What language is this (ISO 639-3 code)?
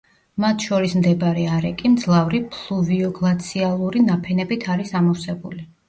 kat